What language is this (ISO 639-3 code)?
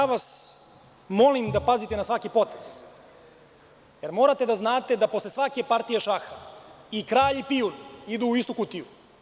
srp